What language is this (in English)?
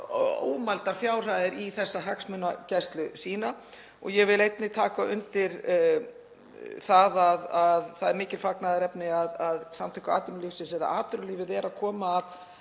Icelandic